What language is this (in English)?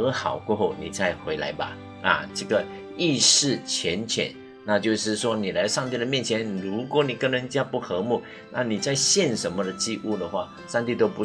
Chinese